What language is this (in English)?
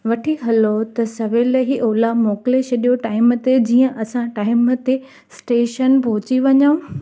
Sindhi